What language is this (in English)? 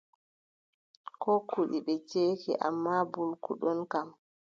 Adamawa Fulfulde